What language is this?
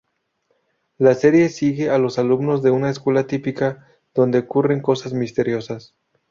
Spanish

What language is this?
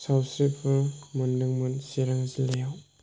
Bodo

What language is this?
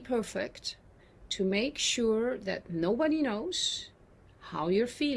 English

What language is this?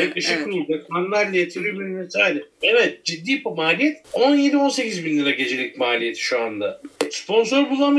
Turkish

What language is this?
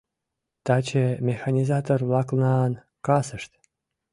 Mari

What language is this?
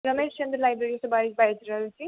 Maithili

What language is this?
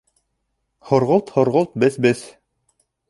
Bashkir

